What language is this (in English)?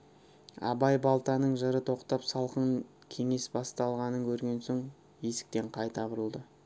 Kazakh